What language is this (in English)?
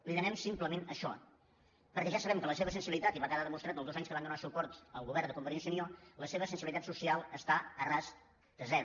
Catalan